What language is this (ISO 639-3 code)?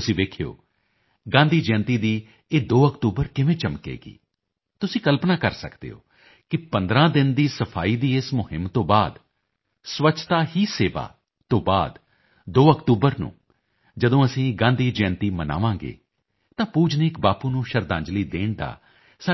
pan